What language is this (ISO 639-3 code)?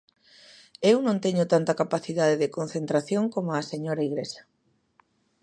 glg